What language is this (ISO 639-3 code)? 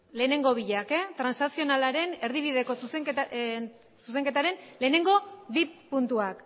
eus